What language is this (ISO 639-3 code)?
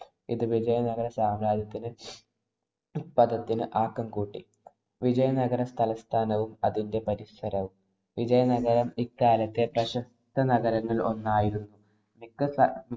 mal